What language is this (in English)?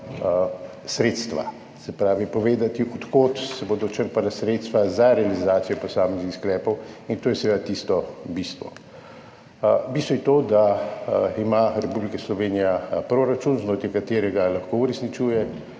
Slovenian